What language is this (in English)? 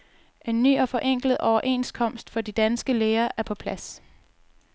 Danish